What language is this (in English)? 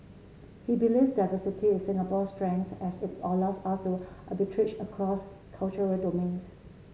English